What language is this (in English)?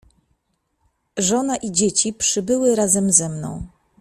Polish